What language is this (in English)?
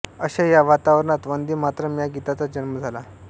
Marathi